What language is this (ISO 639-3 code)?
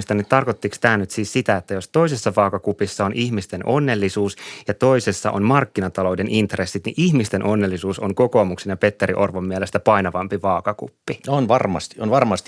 fin